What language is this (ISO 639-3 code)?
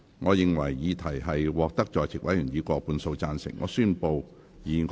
yue